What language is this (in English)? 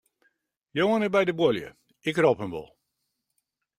Western Frisian